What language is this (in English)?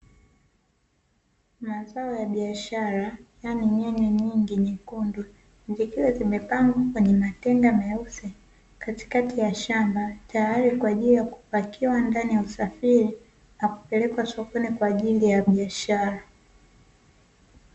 Swahili